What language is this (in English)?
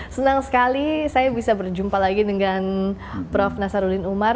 Indonesian